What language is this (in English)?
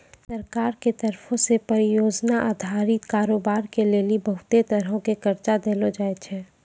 Maithili